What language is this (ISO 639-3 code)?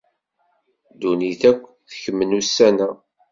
kab